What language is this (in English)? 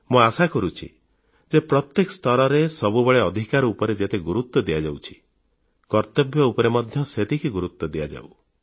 Odia